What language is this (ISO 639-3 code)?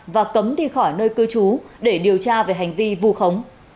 vie